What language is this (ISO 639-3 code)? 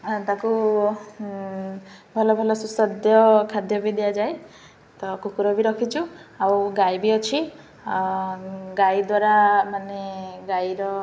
ori